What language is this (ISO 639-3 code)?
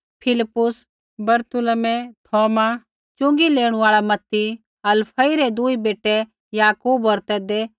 kfx